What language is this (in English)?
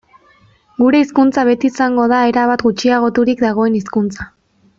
Basque